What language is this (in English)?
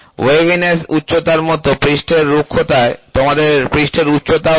Bangla